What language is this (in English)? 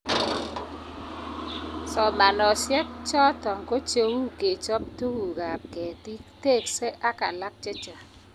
Kalenjin